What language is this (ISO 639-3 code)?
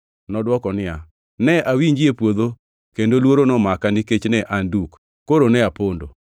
luo